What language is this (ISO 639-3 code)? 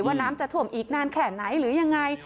tha